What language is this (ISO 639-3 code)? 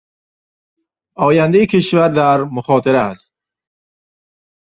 fas